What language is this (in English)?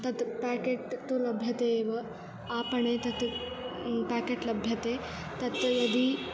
Sanskrit